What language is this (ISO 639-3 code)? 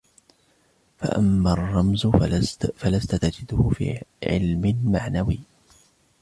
ara